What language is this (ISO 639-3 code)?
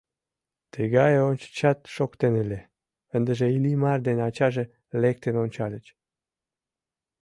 chm